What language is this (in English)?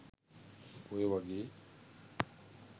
Sinhala